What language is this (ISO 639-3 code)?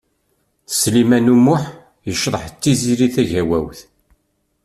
kab